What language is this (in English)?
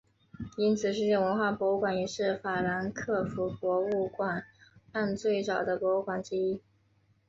Chinese